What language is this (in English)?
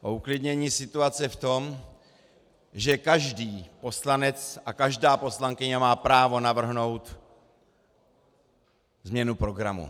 Czech